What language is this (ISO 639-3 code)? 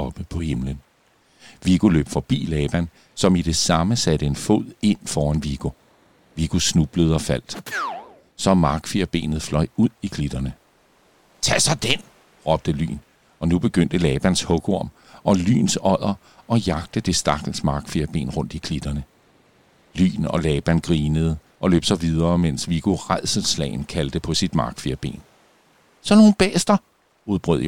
dan